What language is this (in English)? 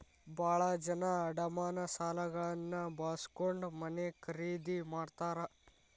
Kannada